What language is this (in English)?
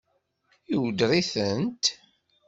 Kabyle